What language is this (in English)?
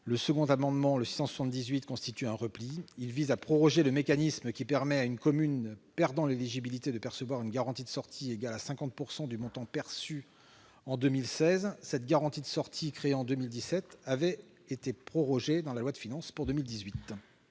French